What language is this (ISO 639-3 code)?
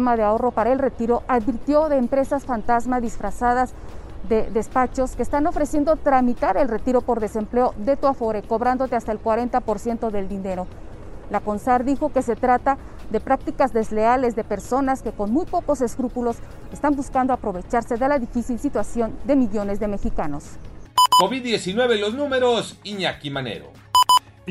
spa